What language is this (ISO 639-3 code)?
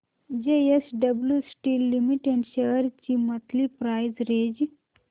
mar